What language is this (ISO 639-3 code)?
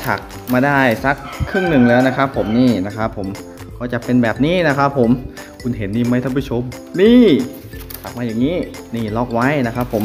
tha